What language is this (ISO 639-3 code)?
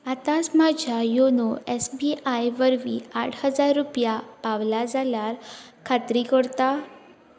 kok